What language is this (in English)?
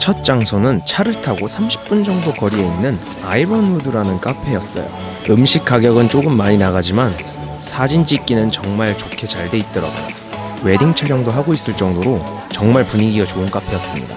Korean